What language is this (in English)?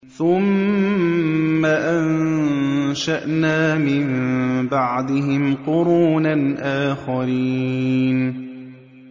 Arabic